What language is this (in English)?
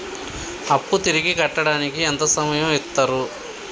Telugu